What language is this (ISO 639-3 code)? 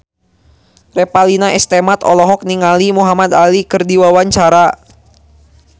sun